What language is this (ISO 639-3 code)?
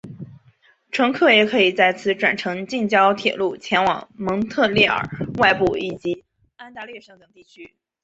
zho